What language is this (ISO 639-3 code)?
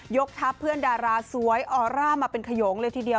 tha